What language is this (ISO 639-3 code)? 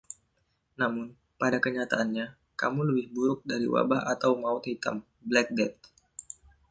ind